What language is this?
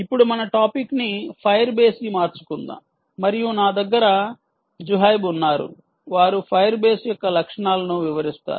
Telugu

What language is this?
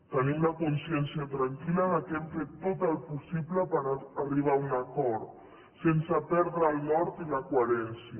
Catalan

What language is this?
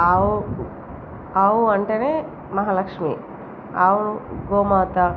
Telugu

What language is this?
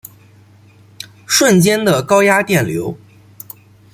Chinese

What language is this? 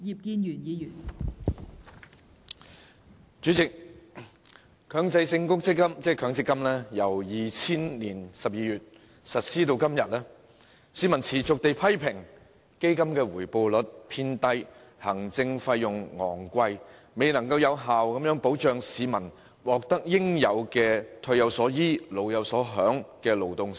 Cantonese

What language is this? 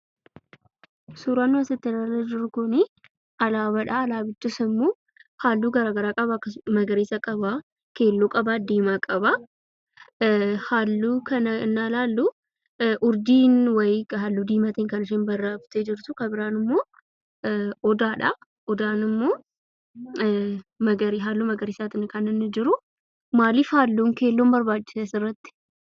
Oromo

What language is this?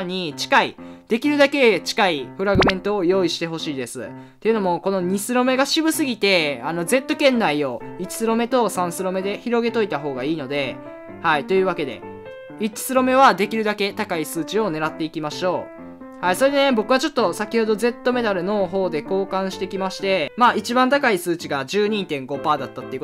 Japanese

